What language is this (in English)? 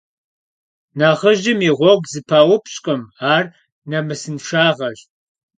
Kabardian